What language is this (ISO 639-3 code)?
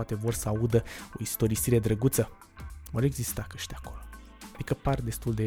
ron